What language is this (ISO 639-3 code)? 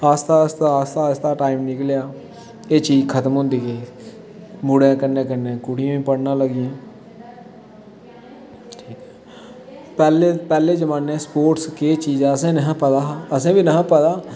doi